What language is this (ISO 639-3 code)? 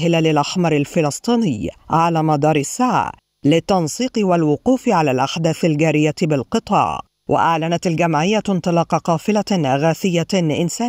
ara